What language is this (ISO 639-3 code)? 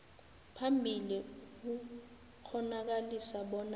nbl